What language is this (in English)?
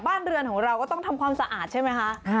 Thai